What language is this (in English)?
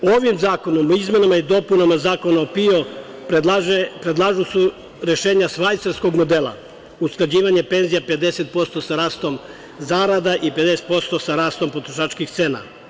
Serbian